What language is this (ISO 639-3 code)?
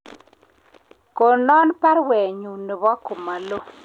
kln